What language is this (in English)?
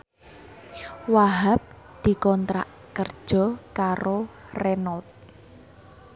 Javanese